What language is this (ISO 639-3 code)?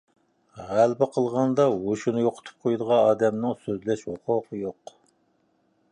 uig